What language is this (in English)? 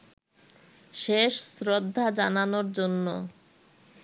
Bangla